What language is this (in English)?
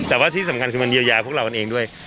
Thai